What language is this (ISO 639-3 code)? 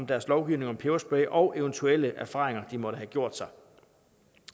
dan